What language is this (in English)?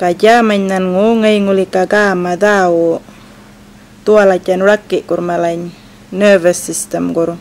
Indonesian